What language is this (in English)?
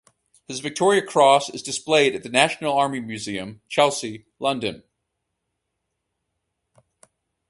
English